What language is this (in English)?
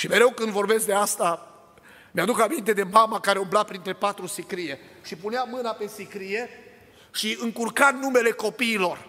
Romanian